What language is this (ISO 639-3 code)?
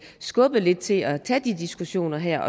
dan